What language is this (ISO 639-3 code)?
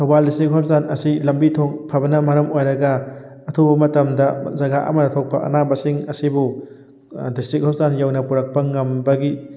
mni